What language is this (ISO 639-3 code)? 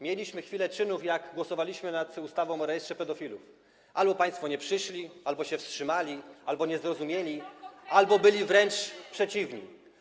pol